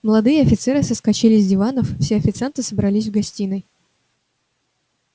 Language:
Russian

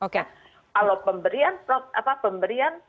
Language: Indonesian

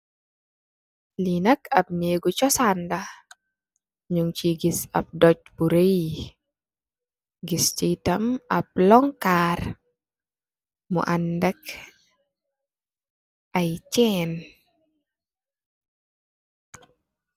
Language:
Wolof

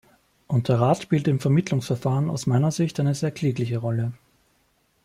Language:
German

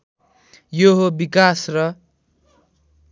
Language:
Nepali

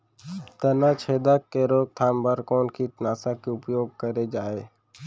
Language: Chhattisgarhi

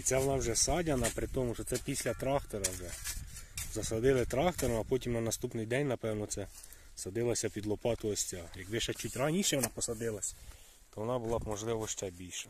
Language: Ukrainian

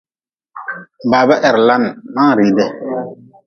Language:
Nawdm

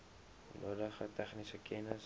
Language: Afrikaans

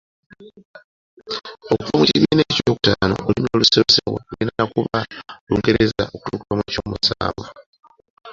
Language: Ganda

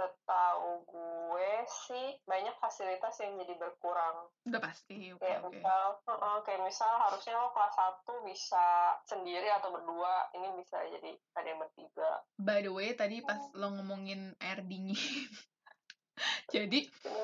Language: Indonesian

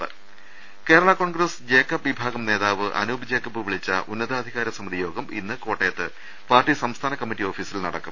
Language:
Malayalam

